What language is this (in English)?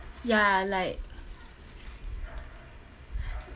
English